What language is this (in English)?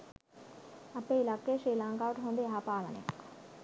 Sinhala